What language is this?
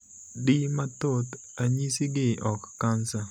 Luo (Kenya and Tanzania)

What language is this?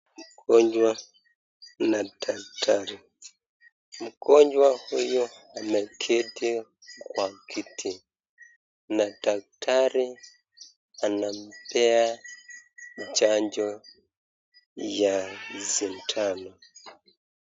Swahili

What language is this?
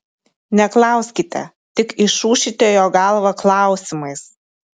Lithuanian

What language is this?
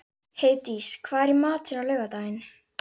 Icelandic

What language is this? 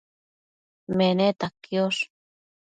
Matsés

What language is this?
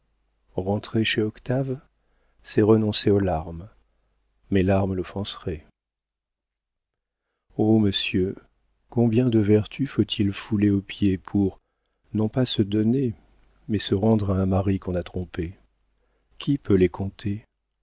French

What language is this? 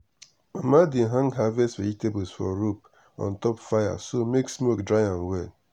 Nigerian Pidgin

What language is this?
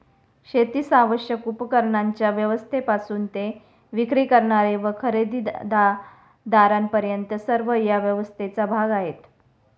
Marathi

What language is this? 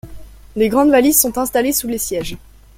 French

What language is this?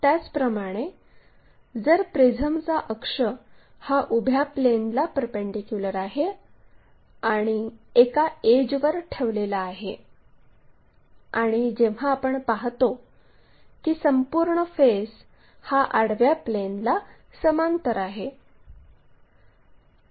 Marathi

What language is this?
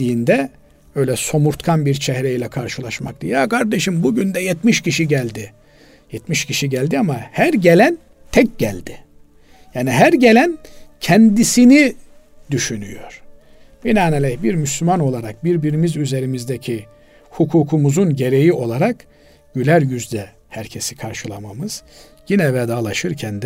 Turkish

